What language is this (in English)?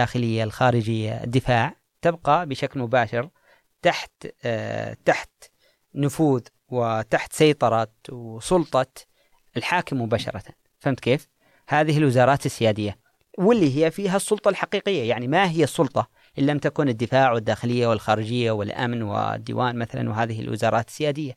Arabic